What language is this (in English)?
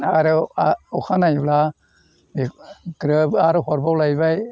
Bodo